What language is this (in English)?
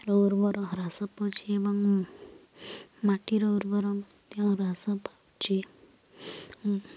Odia